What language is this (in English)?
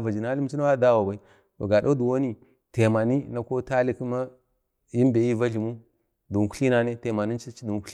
Bade